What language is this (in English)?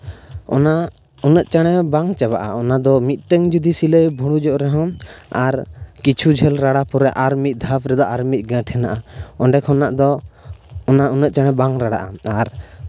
Santali